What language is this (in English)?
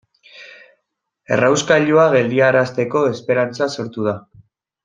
Basque